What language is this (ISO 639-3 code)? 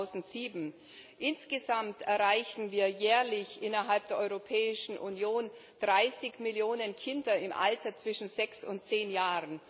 deu